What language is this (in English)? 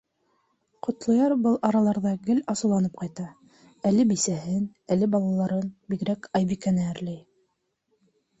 Bashkir